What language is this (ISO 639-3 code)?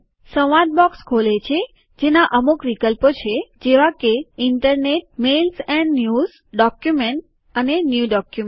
guj